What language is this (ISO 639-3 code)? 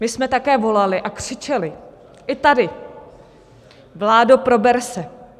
ces